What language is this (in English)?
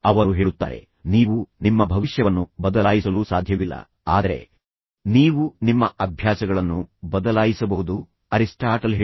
Kannada